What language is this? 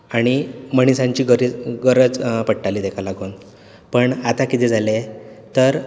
Konkani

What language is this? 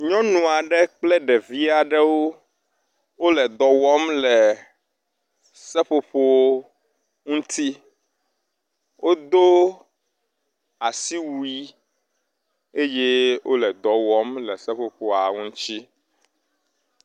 Ewe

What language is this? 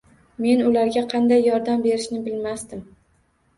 Uzbek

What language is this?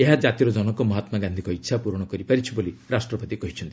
Odia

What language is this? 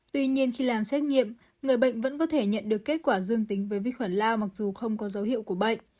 Vietnamese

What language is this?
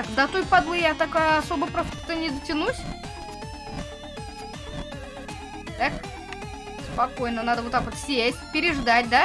Russian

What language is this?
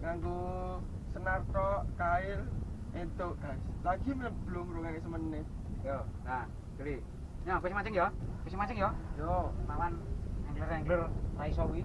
Indonesian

